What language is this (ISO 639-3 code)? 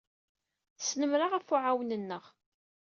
kab